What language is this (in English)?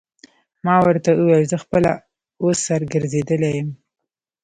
Pashto